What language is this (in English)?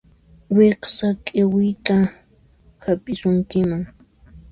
Puno Quechua